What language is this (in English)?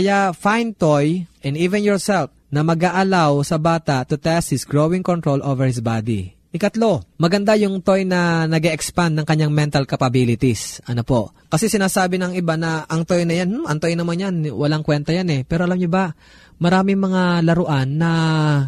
Filipino